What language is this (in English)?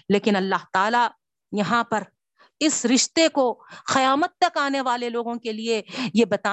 Urdu